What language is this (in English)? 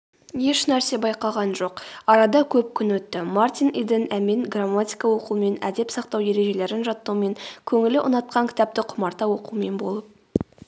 Kazakh